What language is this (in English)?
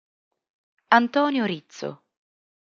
Italian